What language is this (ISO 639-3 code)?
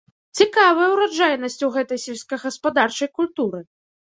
bel